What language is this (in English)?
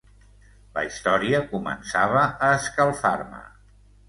Catalan